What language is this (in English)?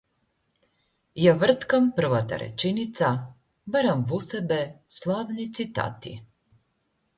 Macedonian